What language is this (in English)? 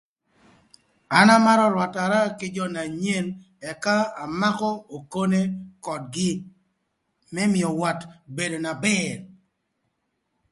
Thur